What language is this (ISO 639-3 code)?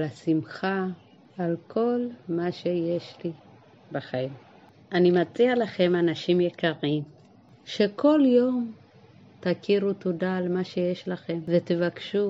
heb